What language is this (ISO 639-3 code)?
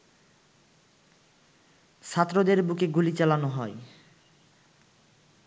ben